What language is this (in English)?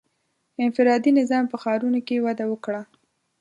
Pashto